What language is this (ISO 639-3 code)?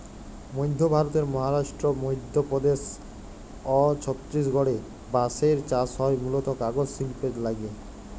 ben